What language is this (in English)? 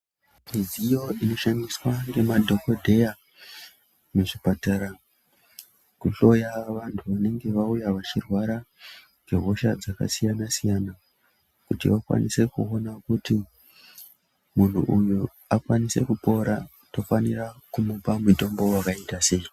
Ndau